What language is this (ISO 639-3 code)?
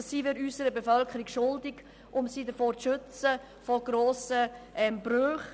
gsw